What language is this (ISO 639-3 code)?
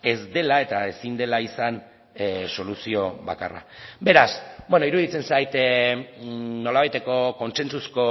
eus